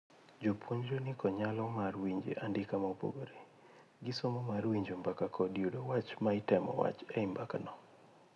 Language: Luo (Kenya and Tanzania)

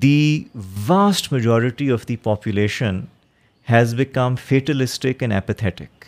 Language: Urdu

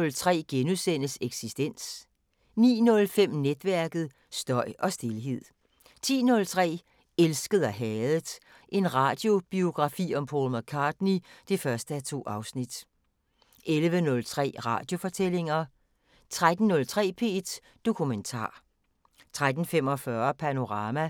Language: Danish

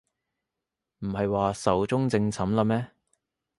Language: Cantonese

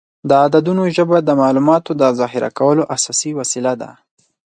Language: Pashto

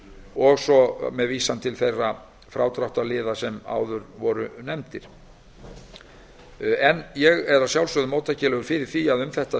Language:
Icelandic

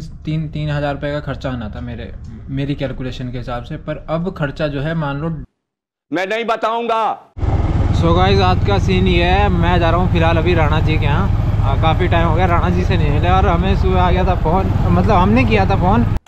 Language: Hindi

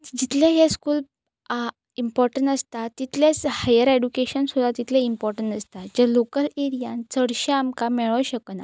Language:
Konkani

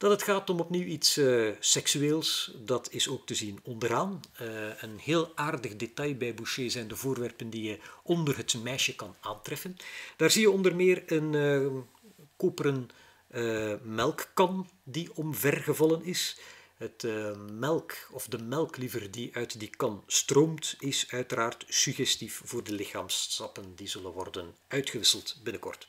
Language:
Dutch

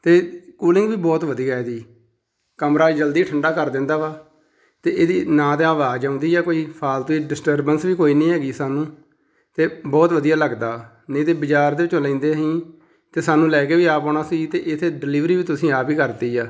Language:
Punjabi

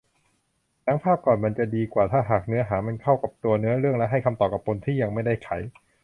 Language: Thai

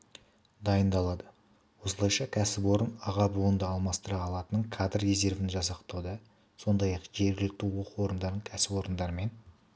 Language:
Kazakh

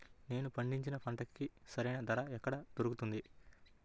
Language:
Telugu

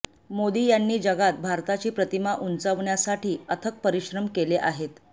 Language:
Marathi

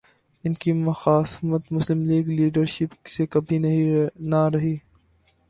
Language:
Urdu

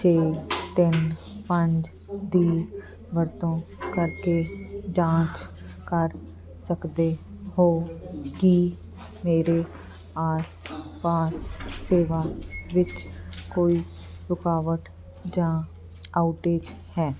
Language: Punjabi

